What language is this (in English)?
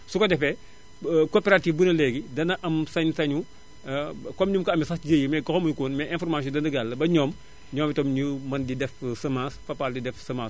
Wolof